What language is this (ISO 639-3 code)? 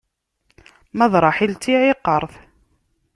kab